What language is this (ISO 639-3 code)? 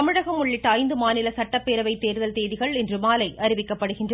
tam